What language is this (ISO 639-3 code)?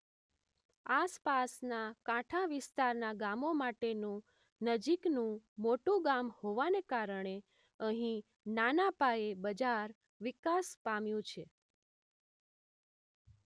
guj